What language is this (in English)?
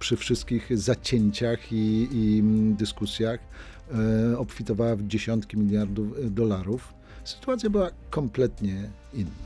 Polish